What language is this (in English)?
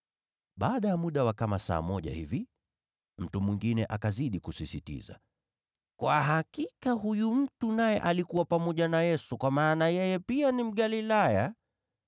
Swahili